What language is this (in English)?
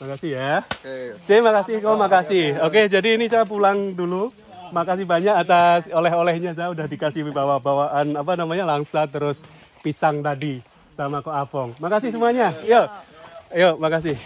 Indonesian